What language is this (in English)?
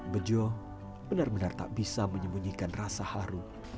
Indonesian